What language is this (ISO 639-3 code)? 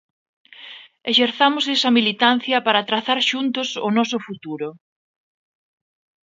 glg